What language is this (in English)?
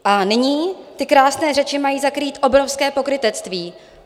Czech